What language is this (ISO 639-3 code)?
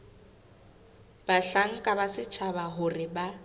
sot